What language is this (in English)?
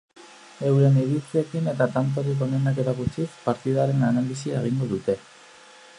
Basque